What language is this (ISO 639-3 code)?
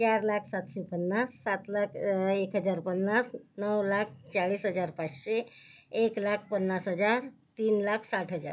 mar